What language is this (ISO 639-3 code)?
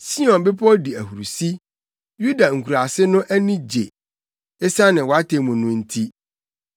aka